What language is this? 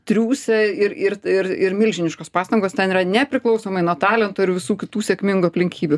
Lithuanian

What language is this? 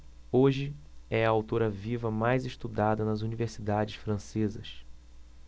Portuguese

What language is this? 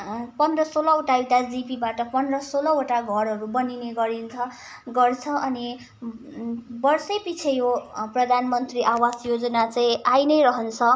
Nepali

